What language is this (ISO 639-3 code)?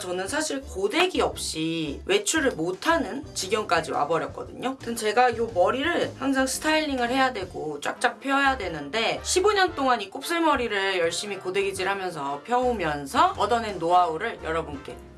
kor